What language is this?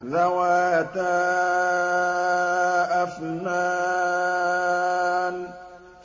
Arabic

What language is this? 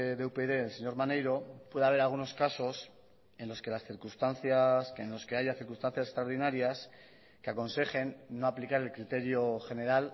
Spanish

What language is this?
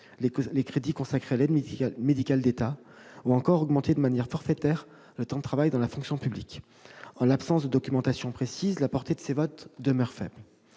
French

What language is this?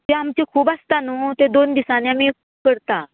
Konkani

